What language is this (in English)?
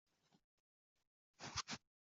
Western Frisian